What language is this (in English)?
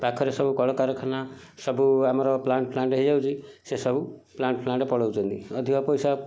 Odia